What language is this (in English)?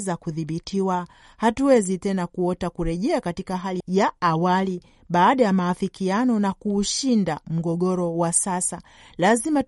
Swahili